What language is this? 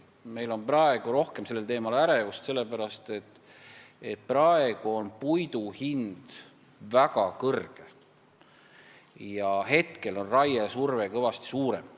Estonian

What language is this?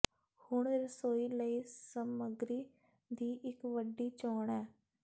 Punjabi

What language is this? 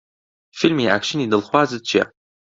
Central Kurdish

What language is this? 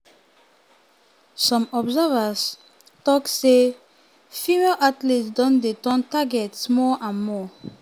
Nigerian Pidgin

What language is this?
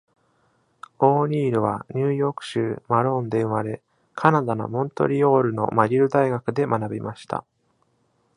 Japanese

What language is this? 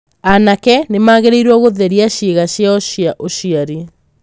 Kikuyu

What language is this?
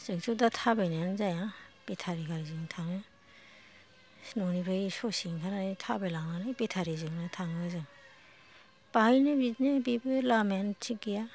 Bodo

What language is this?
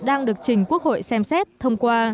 Vietnamese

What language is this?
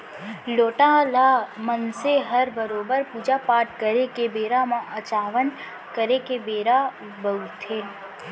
Chhattisgarhi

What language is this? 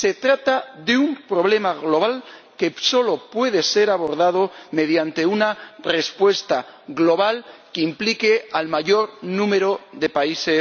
Spanish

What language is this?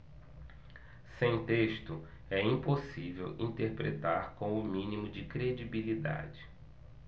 Portuguese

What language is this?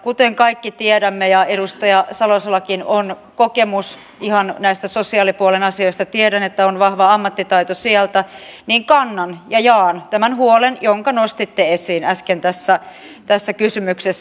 Finnish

